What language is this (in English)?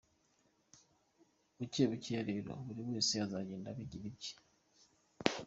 Kinyarwanda